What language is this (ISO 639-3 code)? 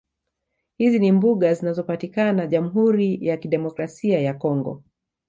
swa